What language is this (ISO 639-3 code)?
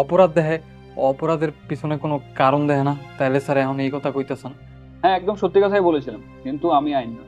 ben